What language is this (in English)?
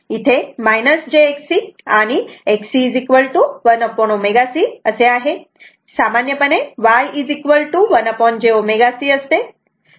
Marathi